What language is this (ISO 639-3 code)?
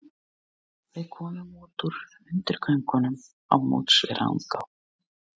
isl